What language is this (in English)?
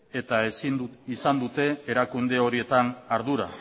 Basque